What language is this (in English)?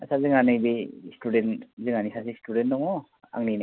Bodo